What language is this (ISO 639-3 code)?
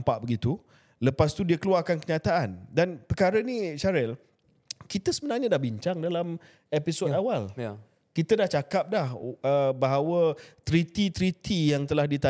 msa